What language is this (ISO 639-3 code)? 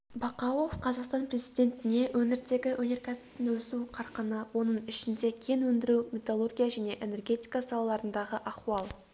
kaz